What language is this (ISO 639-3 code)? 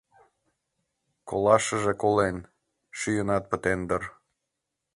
chm